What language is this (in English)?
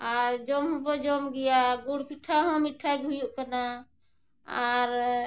Santali